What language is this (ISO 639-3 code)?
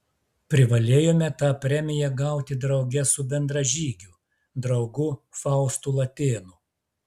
lit